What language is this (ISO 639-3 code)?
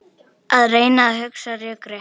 isl